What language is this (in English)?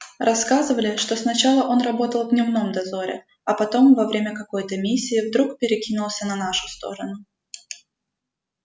Russian